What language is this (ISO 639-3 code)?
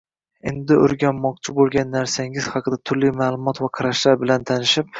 uzb